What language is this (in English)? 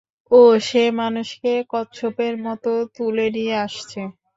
Bangla